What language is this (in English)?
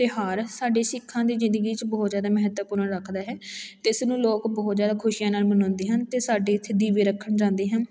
Punjabi